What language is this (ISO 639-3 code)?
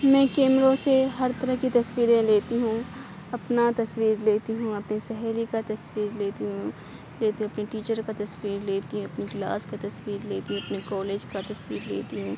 urd